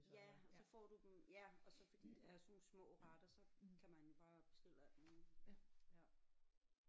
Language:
Danish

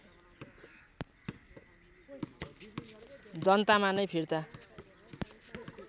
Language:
Nepali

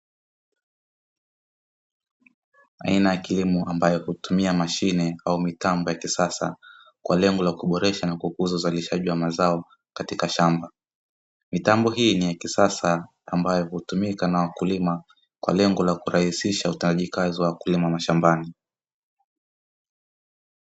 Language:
Swahili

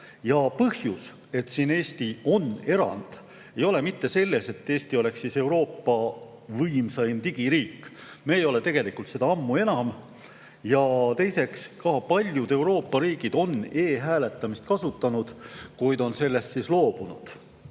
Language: Estonian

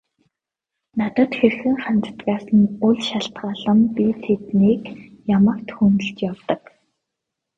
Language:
Mongolian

